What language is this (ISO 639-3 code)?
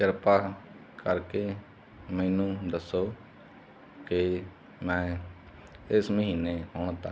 pan